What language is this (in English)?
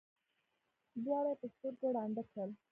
Pashto